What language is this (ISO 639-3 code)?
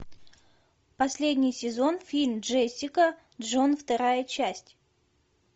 rus